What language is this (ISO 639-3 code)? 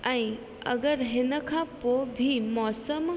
snd